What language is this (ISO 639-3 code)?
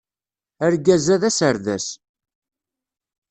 kab